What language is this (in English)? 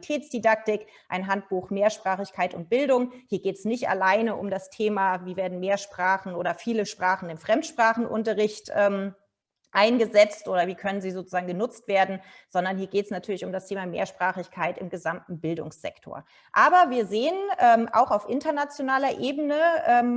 German